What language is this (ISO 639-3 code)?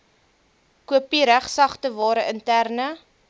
afr